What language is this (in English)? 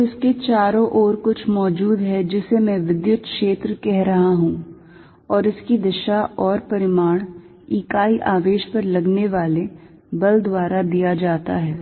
Hindi